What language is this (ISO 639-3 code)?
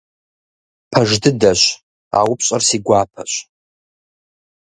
kbd